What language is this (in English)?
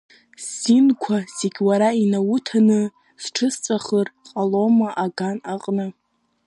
Abkhazian